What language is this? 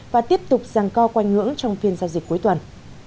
Vietnamese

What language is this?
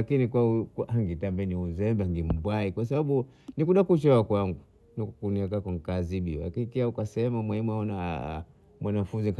Bondei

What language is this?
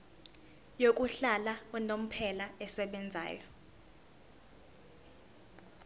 Zulu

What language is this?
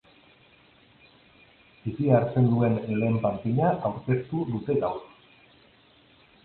Basque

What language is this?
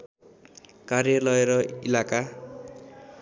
Nepali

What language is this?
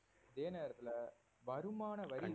Tamil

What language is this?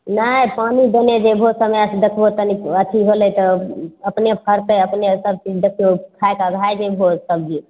Maithili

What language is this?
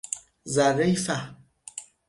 Persian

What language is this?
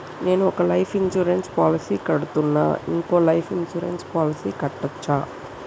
Telugu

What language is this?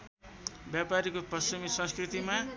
Nepali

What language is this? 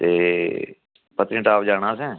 Dogri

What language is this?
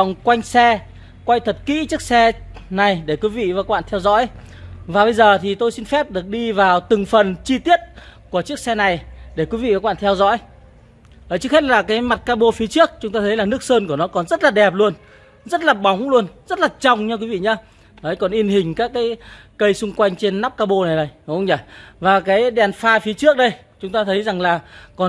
Vietnamese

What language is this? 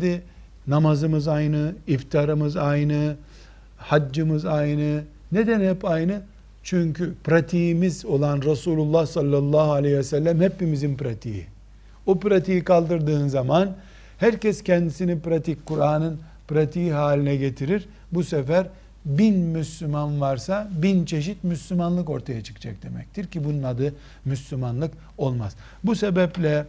Turkish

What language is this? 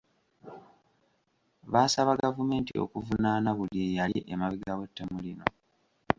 Ganda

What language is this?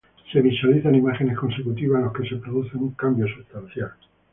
Spanish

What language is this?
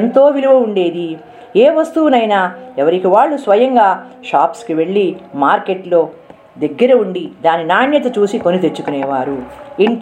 Telugu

